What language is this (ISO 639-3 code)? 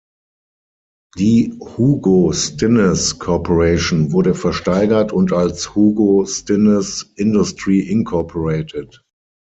deu